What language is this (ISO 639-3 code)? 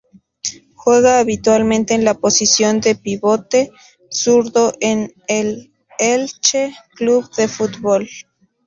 spa